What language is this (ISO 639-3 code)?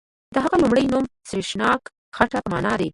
pus